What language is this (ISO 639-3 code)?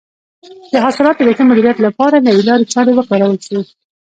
pus